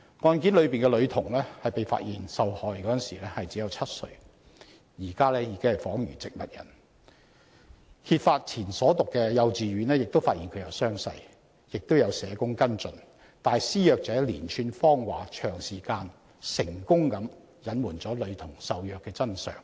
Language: Cantonese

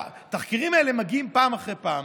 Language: Hebrew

